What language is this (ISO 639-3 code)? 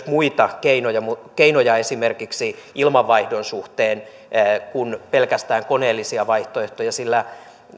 fin